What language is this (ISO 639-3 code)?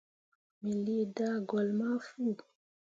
mua